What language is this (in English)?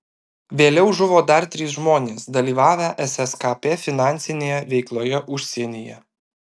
Lithuanian